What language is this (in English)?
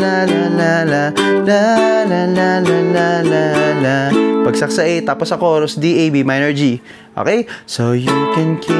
Filipino